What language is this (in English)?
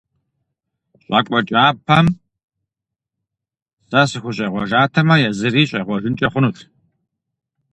Kabardian